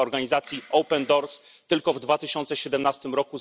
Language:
Polish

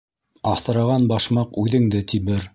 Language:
Bashkir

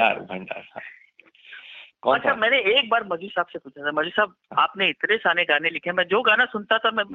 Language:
Hindi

